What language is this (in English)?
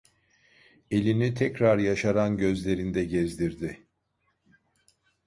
Turkish